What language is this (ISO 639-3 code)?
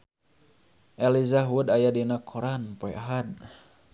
sun